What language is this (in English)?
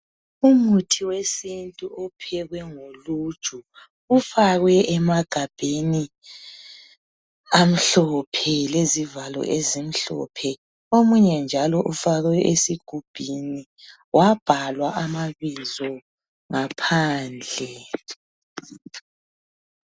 North Ndebele